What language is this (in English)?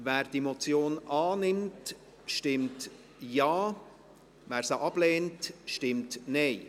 Swiss German